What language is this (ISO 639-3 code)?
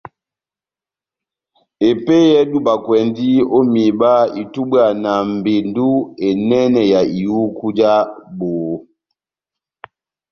bnm